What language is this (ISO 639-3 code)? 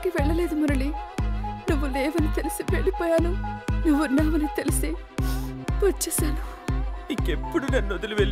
tel